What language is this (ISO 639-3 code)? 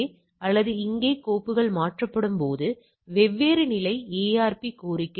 tam